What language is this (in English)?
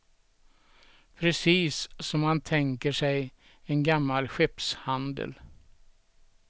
Swedish